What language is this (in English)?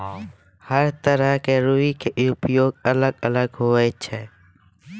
Maithili